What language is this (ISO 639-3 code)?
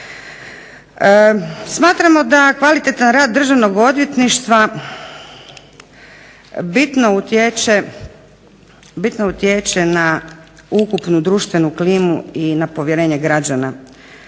hrv